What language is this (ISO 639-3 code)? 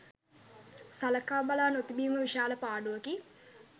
sin